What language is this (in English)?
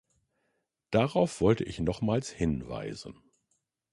German